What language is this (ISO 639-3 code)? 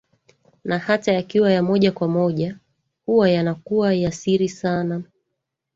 swa